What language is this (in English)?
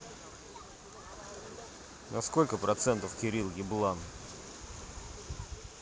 Russian